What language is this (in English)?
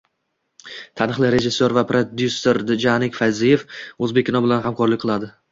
Uzbek